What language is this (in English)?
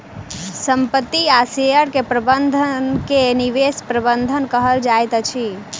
Maithili